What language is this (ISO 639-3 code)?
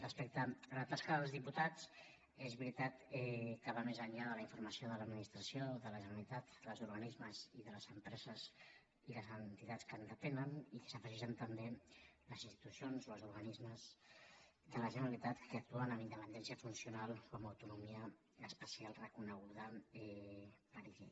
cat